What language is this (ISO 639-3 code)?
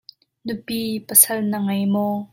cnh